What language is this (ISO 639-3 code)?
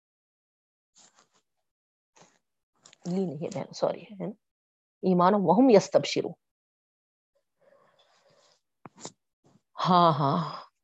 urd